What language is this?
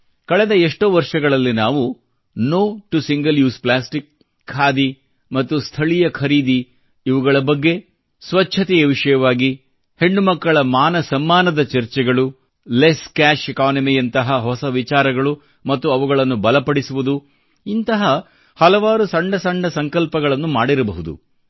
Kannada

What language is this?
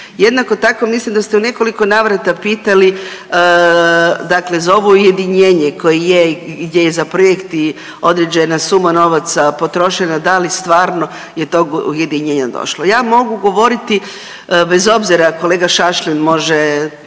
Croatian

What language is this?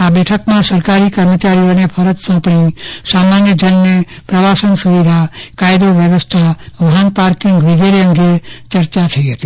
Gujarati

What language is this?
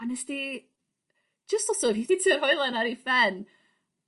Welsh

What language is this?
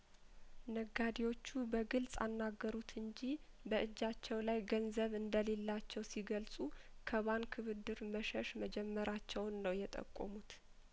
Amharic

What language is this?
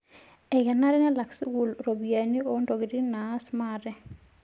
Masai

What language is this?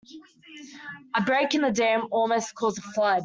English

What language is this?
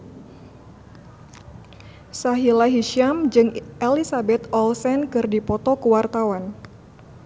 Sundanese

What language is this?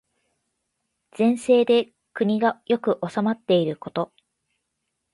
Japanese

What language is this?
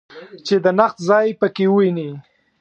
Pashto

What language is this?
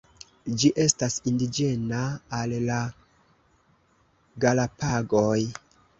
Esperanto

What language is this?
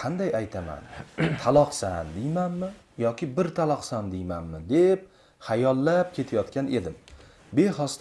Turkish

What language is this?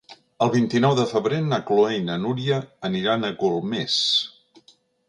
Catalan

